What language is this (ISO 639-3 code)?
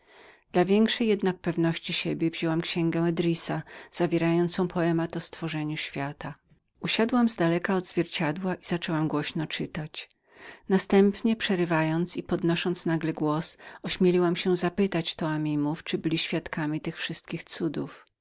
pol